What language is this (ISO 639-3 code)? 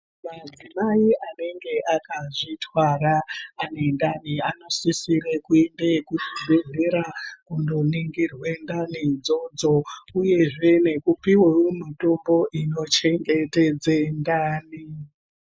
ndc